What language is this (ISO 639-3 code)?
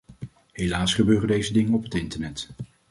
nld